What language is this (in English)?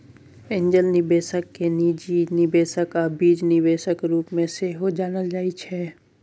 Maithili